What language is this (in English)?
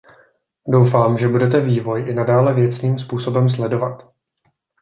Czech